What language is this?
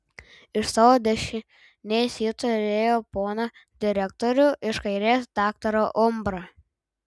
Lithuanian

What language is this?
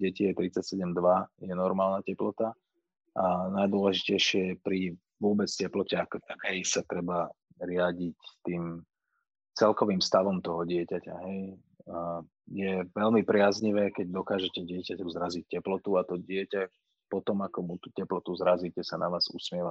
Slovak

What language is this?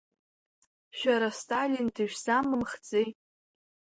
Abkhazian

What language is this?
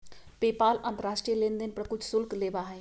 Magahi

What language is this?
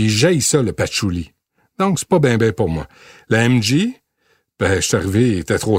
French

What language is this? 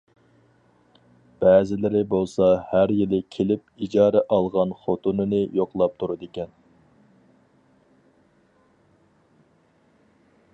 Uyghur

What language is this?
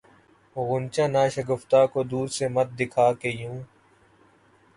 Urdu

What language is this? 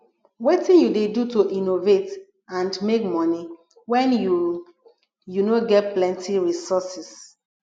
Nigerian Pidgin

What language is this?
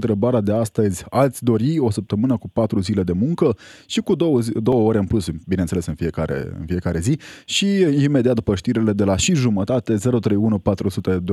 Romanian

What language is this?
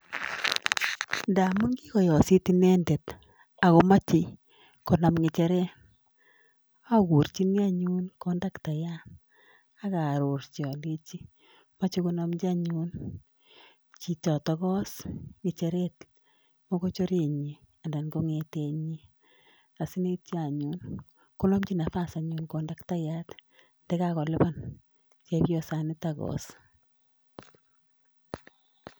Kalenjin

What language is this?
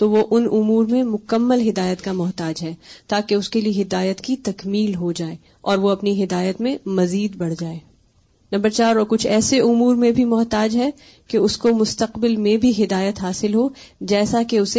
Urdu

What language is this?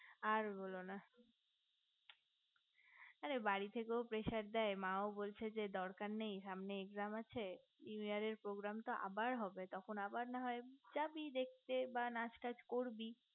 Bangla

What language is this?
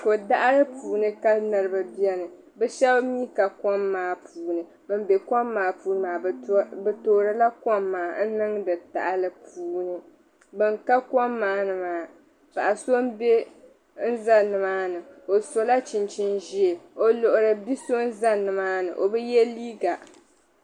Dagbani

